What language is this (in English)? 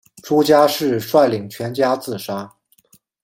Chinese